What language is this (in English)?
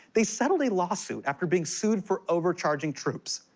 English